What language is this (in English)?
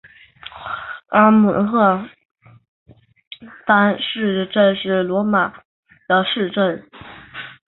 Chinese